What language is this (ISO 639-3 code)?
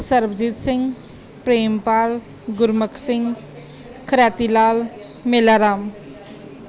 pan